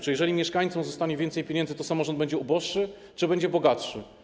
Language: Polish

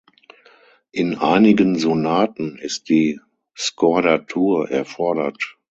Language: German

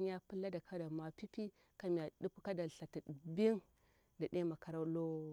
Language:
Bura-Pabir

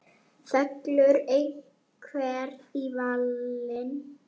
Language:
Icelandic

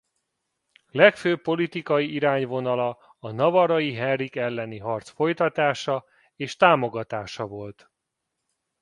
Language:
Hungarian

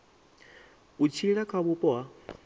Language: Venda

